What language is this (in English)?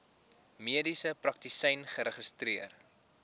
Afrikaans